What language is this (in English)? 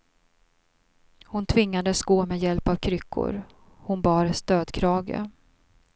Swedish